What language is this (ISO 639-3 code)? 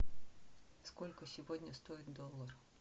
rus